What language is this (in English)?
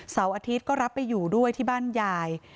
Thai